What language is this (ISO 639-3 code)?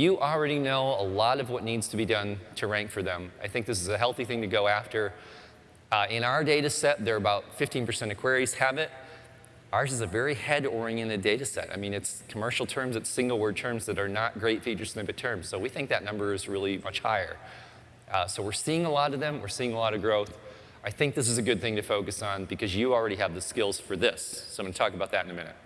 eng